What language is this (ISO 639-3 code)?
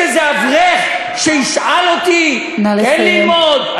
heb